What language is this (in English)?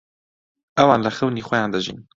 Central Kurdish